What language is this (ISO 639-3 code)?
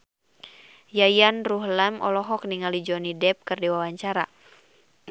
sun